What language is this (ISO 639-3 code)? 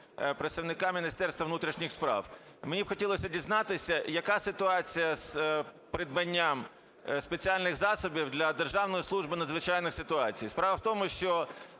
ukr